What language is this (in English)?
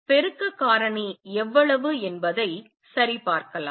Tamil